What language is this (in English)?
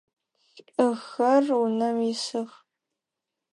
Adyghe